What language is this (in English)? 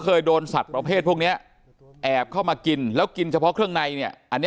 Thai